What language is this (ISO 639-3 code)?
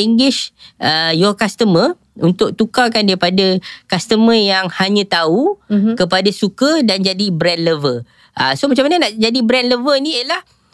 msa